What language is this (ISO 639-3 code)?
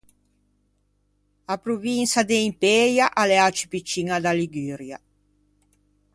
lij